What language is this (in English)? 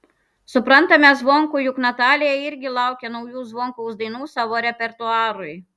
Lithuanian